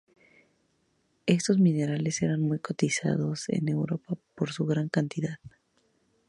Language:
Spanish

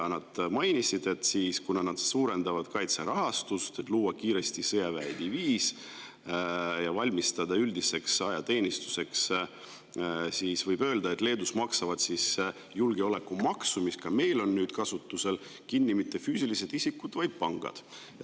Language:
Estonian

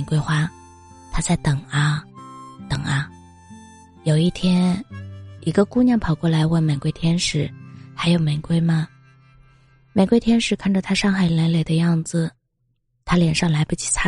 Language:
Chinese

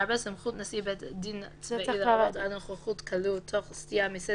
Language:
Hebrew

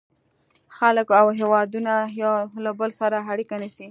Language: Pashto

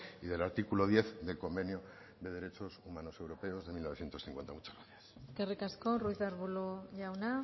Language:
Spanish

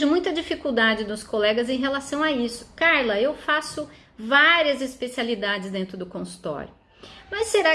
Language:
Portuguese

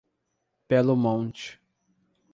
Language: Portuguese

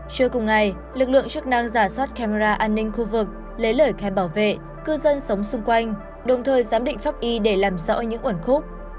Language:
Vietnamese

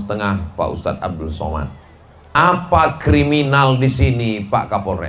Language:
Indonesian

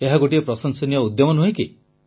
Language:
Odia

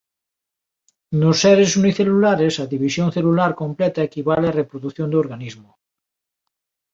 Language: Galician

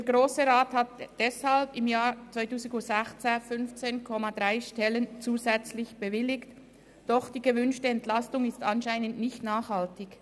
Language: Swiss German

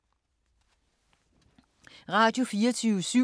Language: Danish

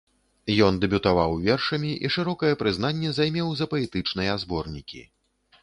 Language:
Belarusian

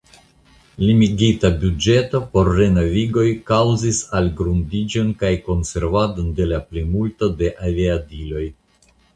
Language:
Esperanto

